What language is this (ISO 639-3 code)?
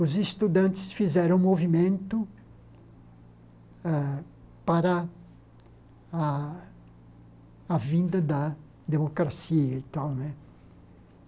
por